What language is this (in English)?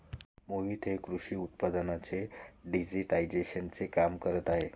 Marathi